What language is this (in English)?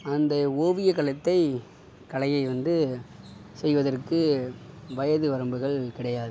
Tamil